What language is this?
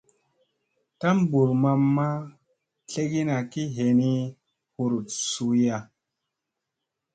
Musey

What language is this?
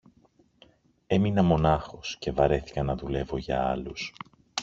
Greek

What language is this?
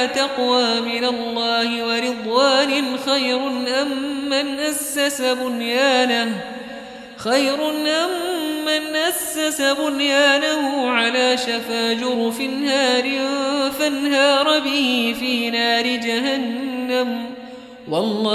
Arabic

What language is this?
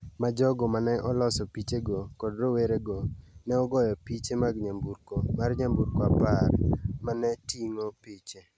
Luo (Kenya and Tanzania)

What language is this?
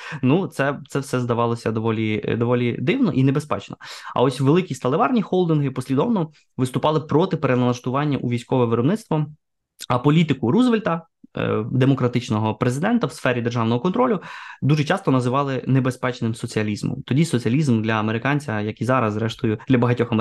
Ukrainian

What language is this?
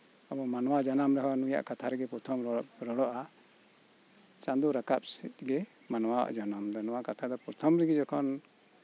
Santali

